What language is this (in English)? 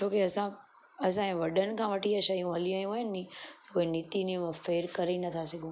Sindhi